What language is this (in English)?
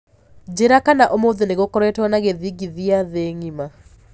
Kikuyu